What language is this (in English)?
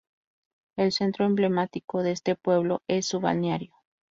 Spanish